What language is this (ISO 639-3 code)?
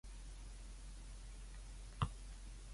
yue